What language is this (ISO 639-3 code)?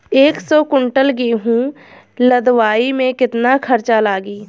bho